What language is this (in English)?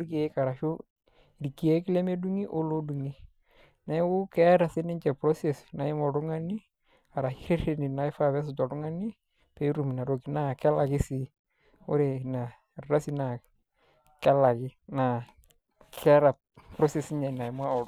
Masai